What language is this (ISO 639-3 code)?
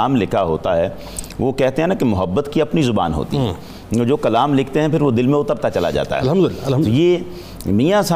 urd